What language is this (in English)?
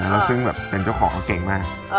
Thai